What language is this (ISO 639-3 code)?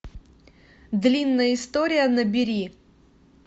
rus